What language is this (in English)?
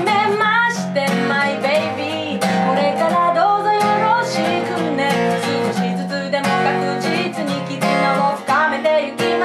Japanese